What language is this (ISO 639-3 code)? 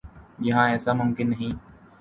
urd